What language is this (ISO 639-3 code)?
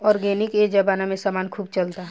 bho